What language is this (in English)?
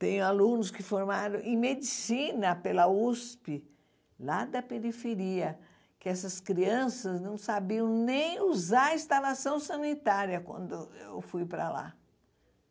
Portuguese